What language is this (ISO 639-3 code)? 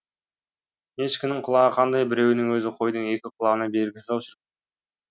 kaz